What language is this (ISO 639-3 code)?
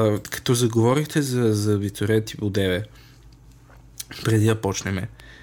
bul